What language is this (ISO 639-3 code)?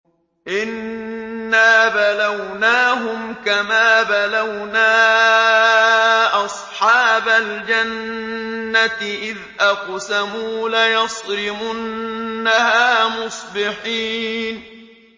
ara